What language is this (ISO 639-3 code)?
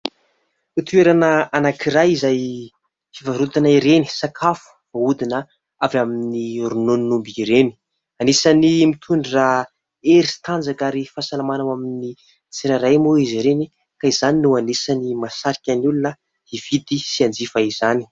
mlg